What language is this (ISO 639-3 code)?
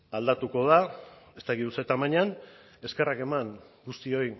eus